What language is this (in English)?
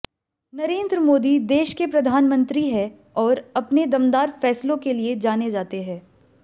Hindi